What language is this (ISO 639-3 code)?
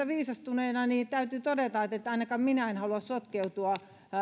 fin